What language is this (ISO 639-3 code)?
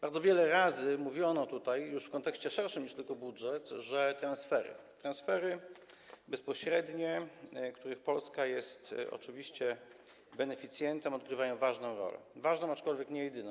pol